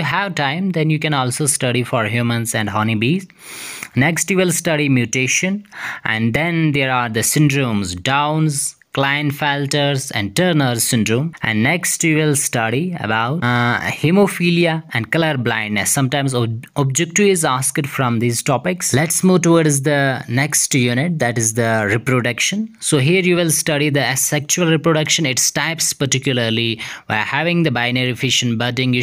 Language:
English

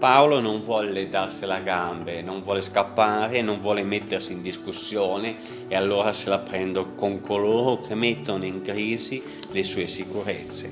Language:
Italian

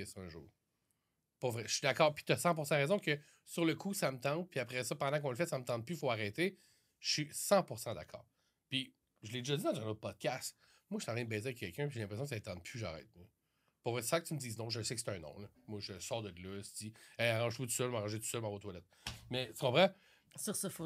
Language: French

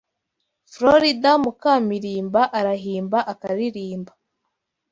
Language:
Kinyarwanda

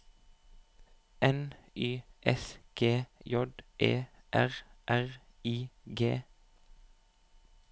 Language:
Norwegian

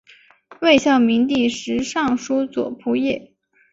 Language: Chinese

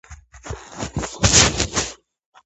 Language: Georgian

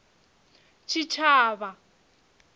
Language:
Venda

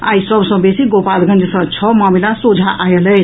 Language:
Maithili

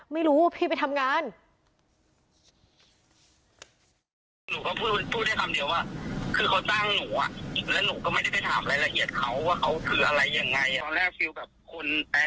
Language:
Thai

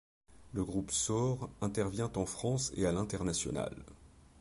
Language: French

